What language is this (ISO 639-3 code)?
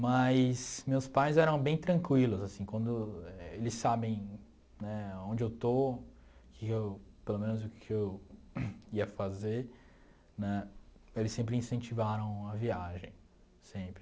por